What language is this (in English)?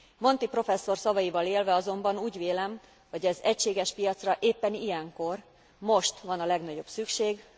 Hungarian